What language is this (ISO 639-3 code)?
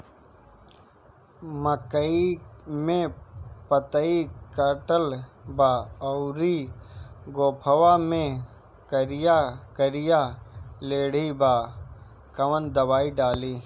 bho